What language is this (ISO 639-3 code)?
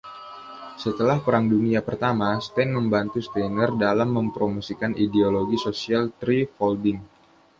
ind